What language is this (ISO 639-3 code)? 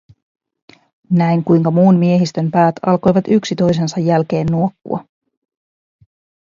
fin